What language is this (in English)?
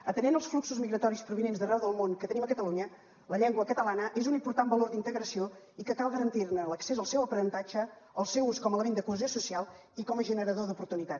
Catalan